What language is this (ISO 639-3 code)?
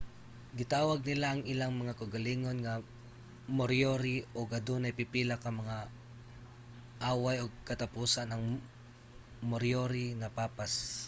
ceb